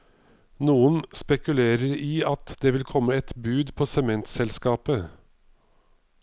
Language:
Norwegian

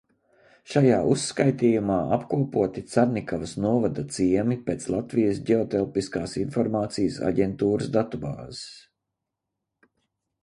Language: Latvian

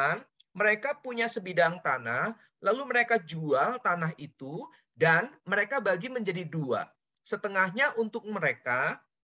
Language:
Indonesian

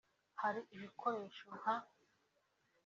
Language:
Kinyarwanda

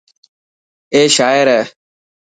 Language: Dhatki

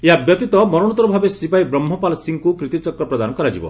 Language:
Odia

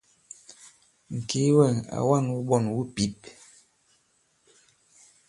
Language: Bankon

